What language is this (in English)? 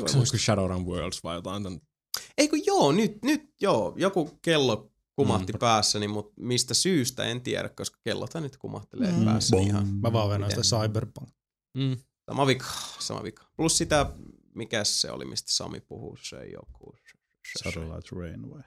Finnish